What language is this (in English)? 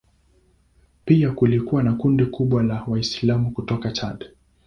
Swahili